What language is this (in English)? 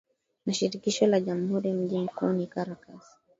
Swahili